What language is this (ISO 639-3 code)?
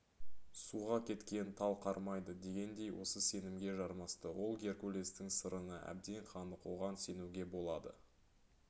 kaz